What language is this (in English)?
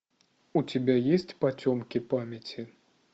Russian